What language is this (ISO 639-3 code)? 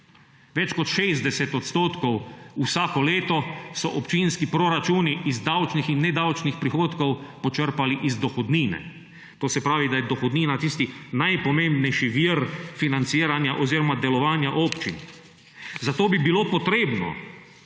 slv